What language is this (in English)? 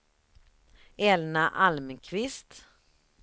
Swedish